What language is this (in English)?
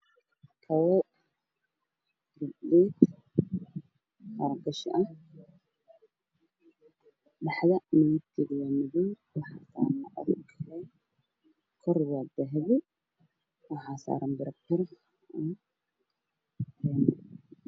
Somali